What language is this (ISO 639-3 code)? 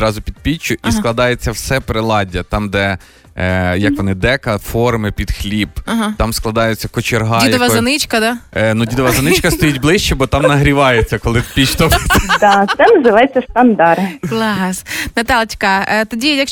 ukr